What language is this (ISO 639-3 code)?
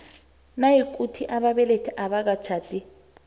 nbl